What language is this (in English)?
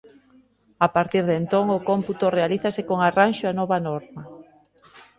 Galician